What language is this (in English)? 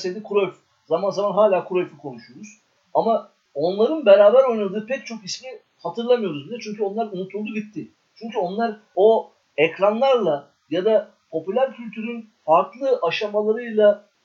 Turkish